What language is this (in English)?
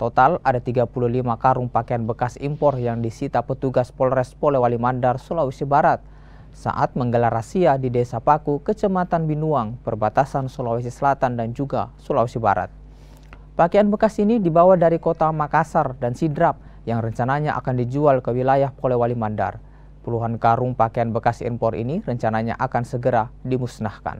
Indonesian